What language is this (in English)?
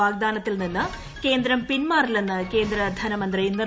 Malayalam